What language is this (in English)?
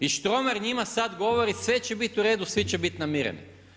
Croatian